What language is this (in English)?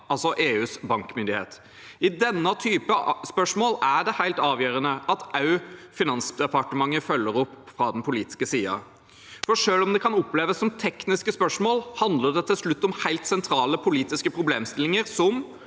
Norwegian